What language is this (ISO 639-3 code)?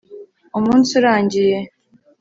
kin